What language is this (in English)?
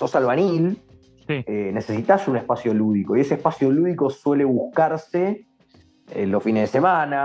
Spanish